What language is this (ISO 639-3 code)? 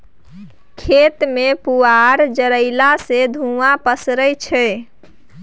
mai